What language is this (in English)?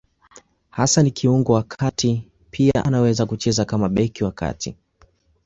Swahili